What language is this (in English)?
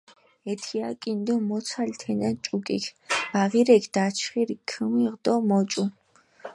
Mingrelian